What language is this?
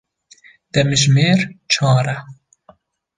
Kurdish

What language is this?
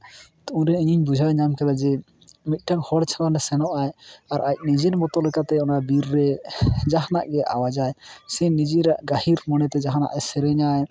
Santali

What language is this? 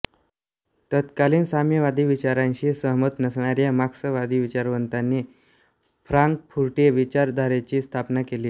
Marathi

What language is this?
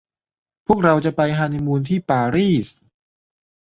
Thai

